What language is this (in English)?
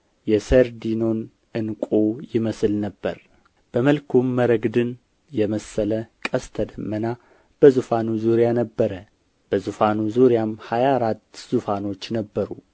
Amharic